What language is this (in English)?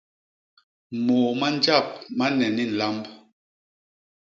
Basaa